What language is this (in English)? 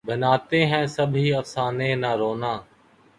Urdu